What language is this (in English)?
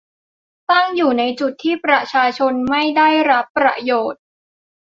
Thai